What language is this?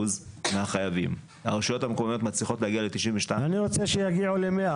Hebrew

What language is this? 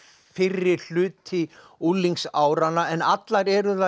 Icelandic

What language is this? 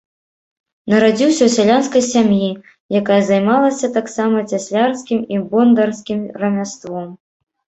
Belarusian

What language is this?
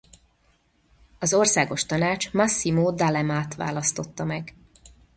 Hungarian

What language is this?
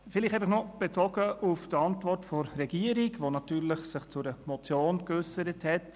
Swiss German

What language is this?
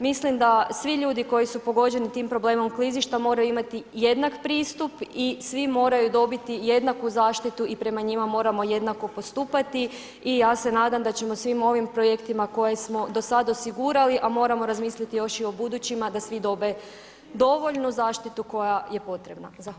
Croatian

